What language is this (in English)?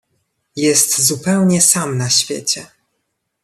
Polish